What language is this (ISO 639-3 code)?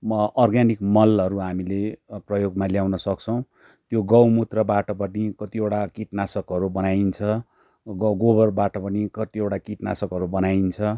nep